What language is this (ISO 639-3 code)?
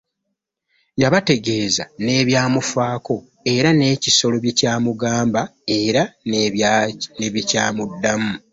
lug